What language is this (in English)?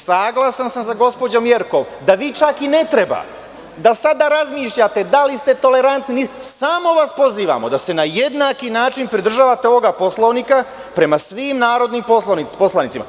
Serbian